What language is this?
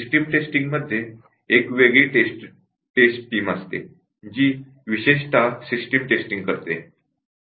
Marathi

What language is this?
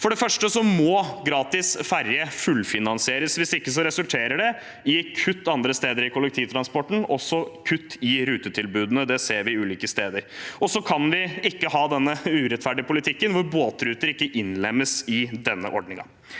Norwegian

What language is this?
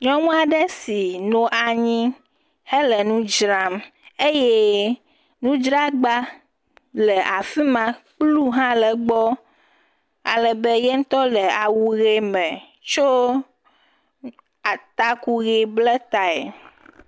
Ewe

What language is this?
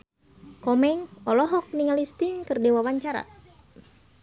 Sundanese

